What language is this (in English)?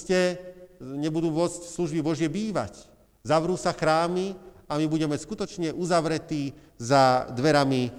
Slovak